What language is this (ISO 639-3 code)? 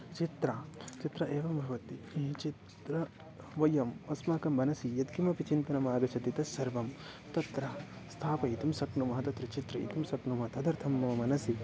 san